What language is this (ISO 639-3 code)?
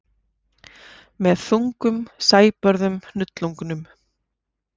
isl